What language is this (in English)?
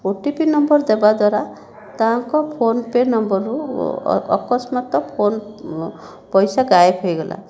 Odia